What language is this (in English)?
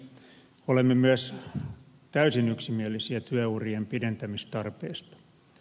Finnish